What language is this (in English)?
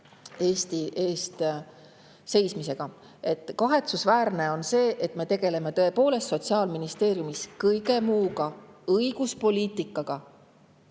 Estonian